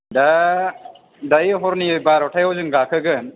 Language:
Bodo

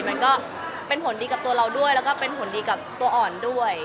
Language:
Thai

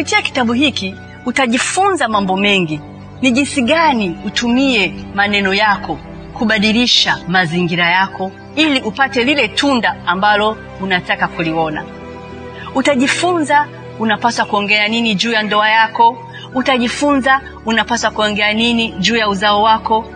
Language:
Swahili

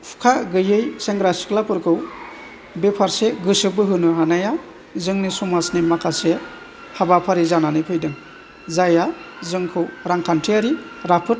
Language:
Bodo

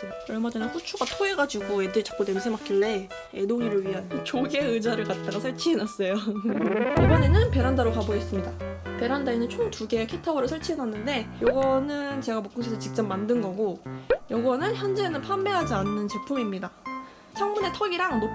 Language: Korean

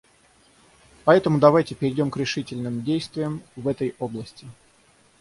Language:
Russian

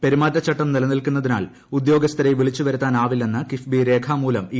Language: Malayalam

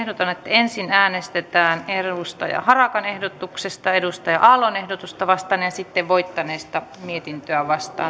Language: Finnish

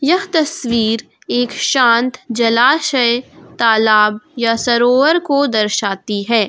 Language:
Hindi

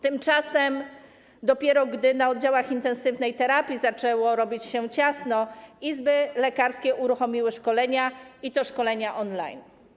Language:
Polish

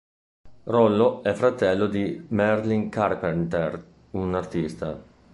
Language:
Italian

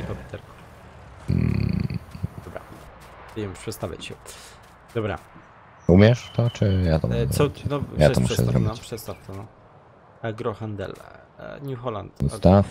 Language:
Polish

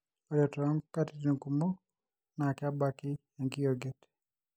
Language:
Masai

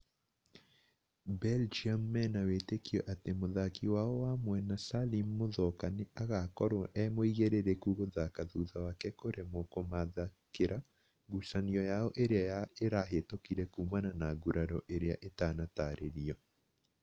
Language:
Kikuyu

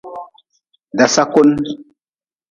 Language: Nawdm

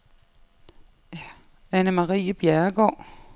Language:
Danish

